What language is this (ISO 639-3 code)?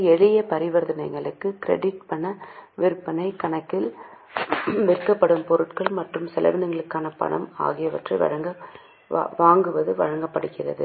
tam